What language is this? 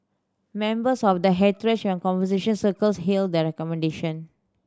English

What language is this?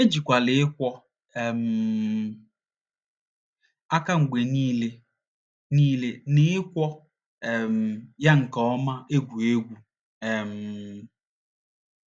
Igbo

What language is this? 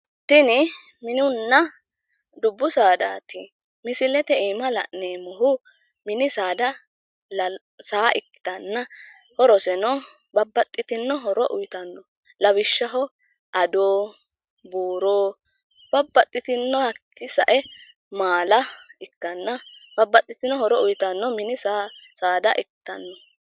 Sidamo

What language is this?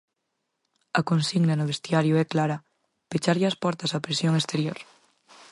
Galician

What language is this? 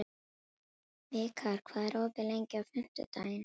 Icelandic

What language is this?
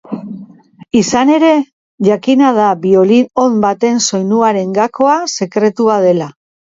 Basque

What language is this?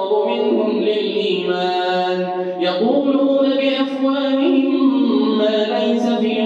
Arabic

